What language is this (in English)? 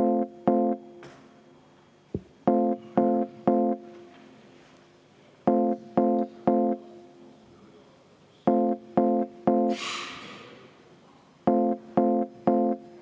Estonian